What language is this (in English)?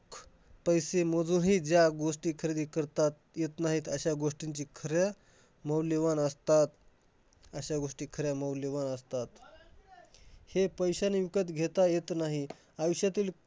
Marathi